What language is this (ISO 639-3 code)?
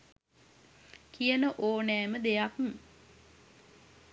sin